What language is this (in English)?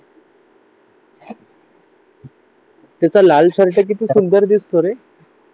Marathi